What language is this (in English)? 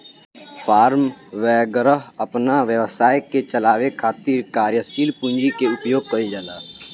Bhojpuri